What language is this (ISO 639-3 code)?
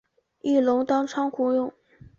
zho